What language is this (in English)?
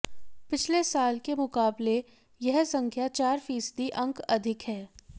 Hindi